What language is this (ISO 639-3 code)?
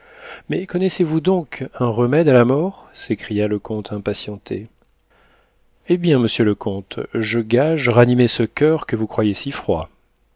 fra